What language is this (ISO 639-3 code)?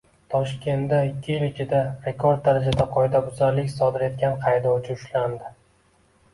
uzb